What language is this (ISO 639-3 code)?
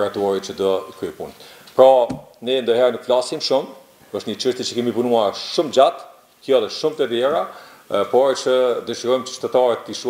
ron